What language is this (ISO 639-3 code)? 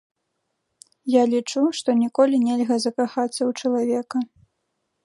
bel